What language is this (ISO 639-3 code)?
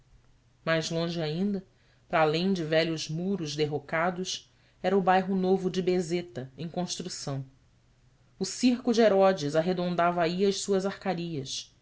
por